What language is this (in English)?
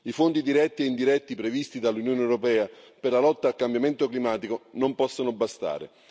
Italian